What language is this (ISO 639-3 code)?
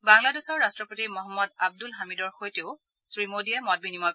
asm